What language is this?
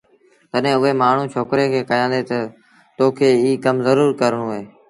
Sindhi Bhil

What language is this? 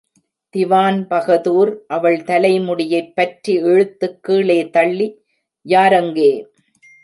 Tamil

